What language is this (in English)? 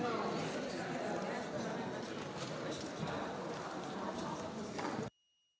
Slovenian